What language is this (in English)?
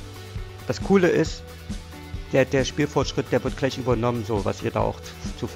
German